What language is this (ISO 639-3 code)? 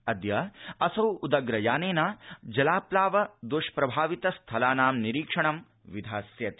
san